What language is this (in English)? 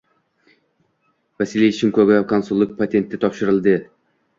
Uzbek